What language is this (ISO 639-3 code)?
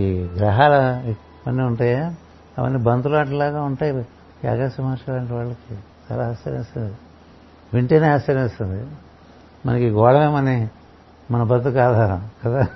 tel